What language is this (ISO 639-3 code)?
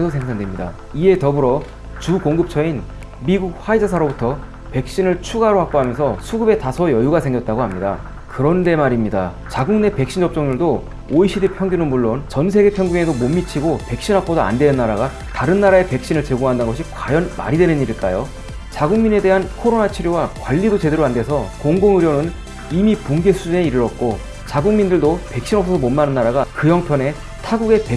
kor